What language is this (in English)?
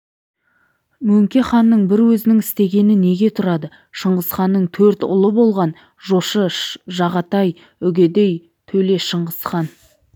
Kazakh